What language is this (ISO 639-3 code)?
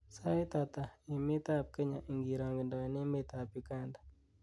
kln